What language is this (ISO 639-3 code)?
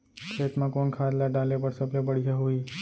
hne